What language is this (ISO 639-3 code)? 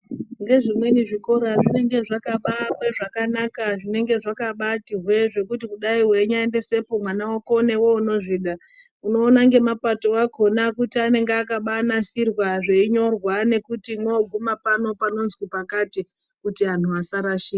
ndc